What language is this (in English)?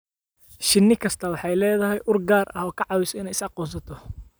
Somali